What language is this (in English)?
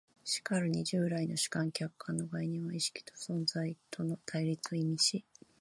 Japanese